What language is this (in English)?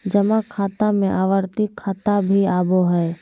Magahi